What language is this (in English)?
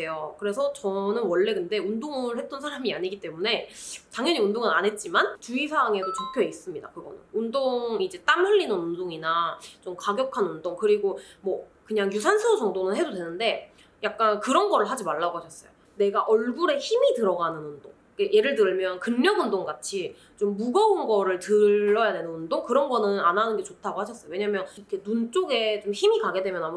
Korean